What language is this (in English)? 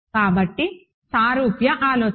Telugu